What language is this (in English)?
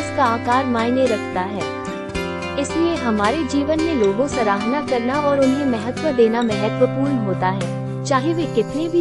Hindi